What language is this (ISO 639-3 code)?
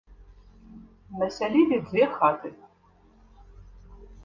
bel